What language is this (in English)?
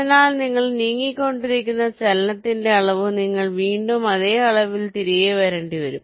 Malayalam